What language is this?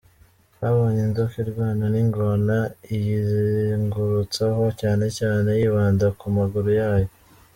Kinyarwanda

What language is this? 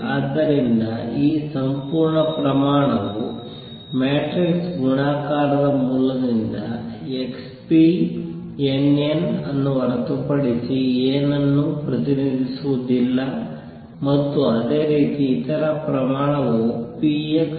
Kannada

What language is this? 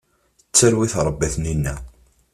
Kabyle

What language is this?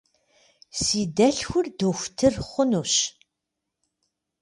Kabardian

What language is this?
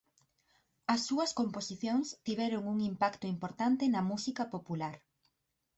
Galician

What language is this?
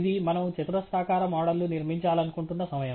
Telugu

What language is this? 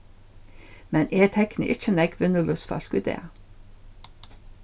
Faroese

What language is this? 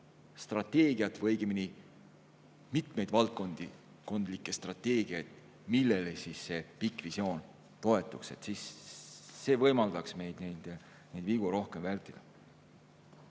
Estonian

